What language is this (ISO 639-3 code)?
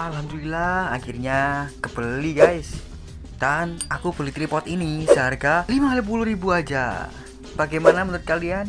ind